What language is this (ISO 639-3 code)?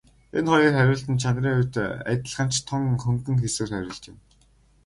mon